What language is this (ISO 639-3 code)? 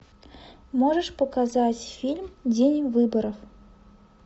rus